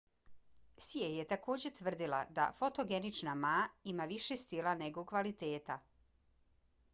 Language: Bosnian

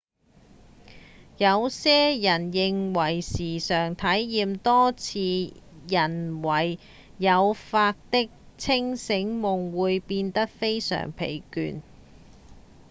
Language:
Cantonese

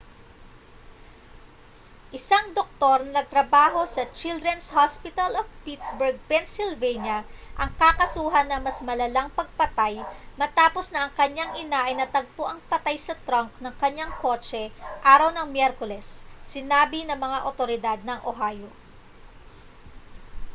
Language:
Filipino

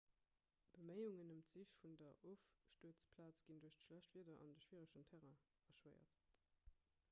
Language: Luxembourgish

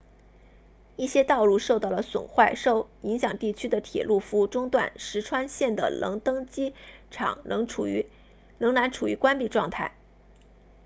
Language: Chinese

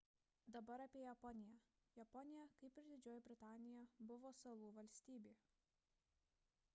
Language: Lithuanian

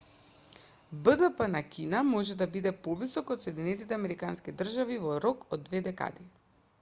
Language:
Macedonian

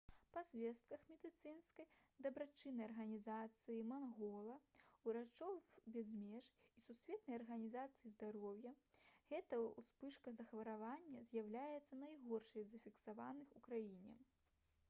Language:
Belarusian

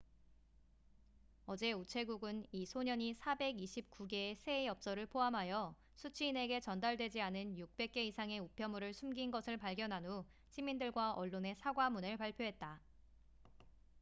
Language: Korean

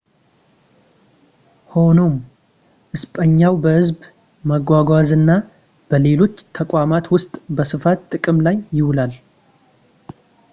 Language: Amharic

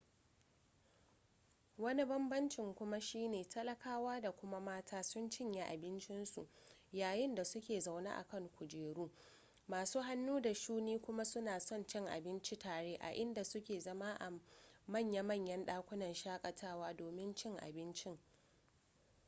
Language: Hausa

